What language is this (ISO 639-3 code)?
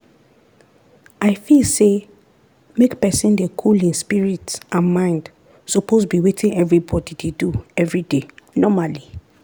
pcm